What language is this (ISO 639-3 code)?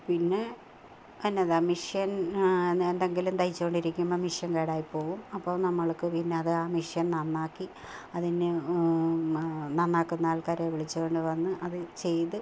mal